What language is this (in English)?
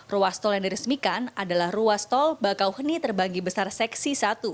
Indonesian